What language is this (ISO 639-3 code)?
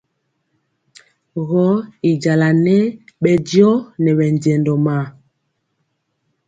mcx